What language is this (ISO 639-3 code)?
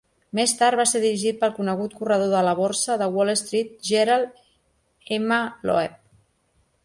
cat